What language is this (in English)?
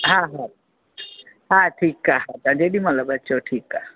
Sindhi